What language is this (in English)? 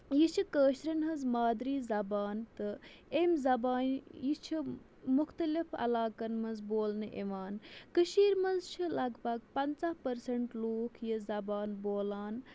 Kashmiri